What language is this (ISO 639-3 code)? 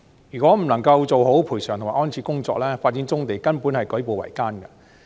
yue